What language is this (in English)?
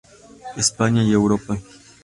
Spanish